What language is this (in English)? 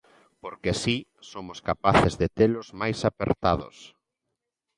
Galician